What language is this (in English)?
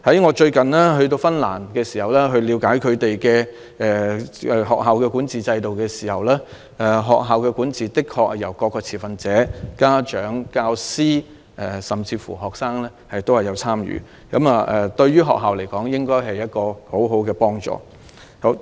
Cantonese